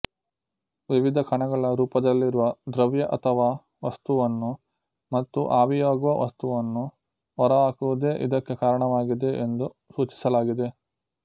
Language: Kannada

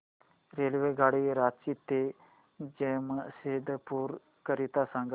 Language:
Marathi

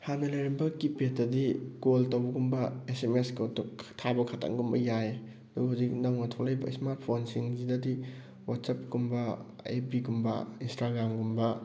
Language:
Manipuri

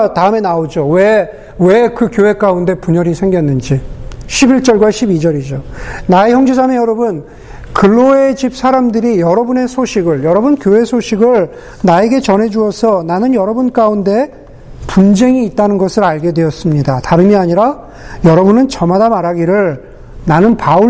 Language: Korean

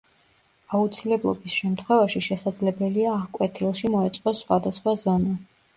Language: Georgian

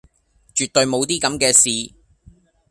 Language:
Cantonese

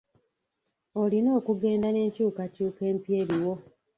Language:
Ganda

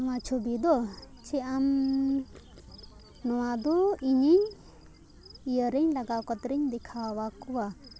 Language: Santali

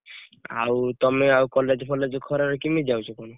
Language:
Odia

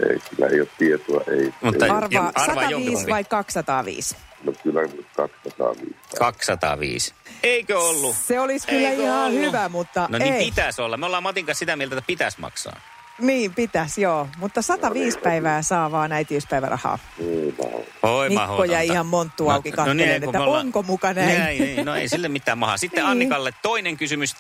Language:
Finnish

